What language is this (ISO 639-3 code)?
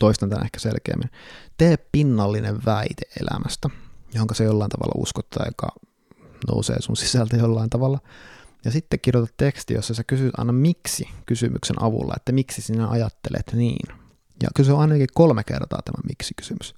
fin